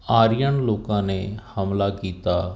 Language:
Punjabi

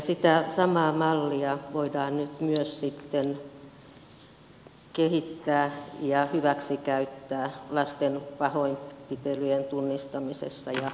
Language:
Finnish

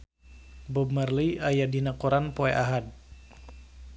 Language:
Sundanese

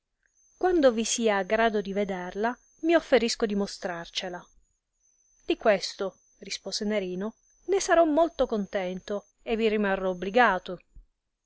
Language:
Italian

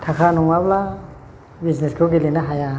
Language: Bodo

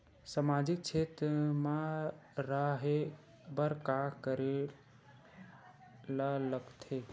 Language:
Chhattisgarhi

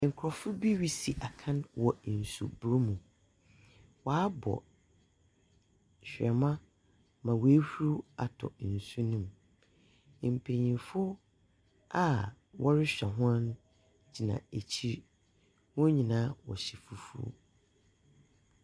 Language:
Akan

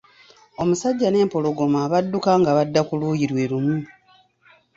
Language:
Ganda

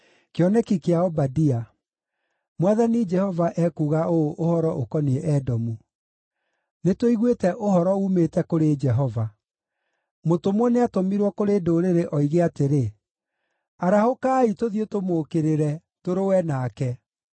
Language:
Kikuyu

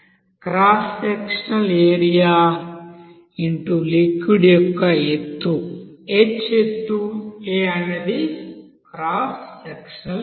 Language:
Telugu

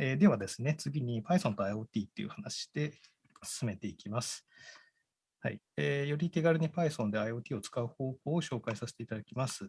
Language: Japanese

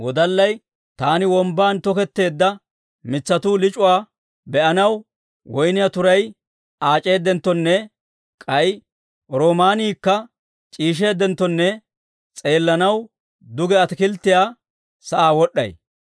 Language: Dawro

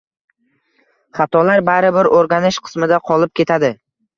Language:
Uzbek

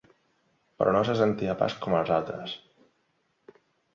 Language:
Catalan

